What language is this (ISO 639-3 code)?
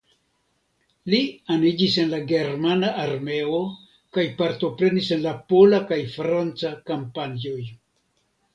epo